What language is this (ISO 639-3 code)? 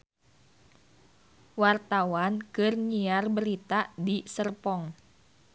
sun